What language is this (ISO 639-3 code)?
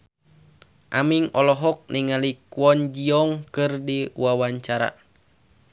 sun